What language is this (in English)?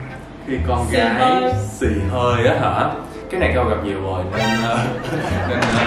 Vietnamese